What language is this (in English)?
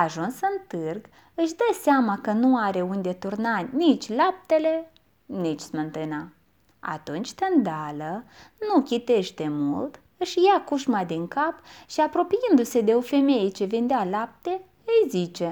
Romanian